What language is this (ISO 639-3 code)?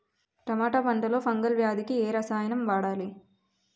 tel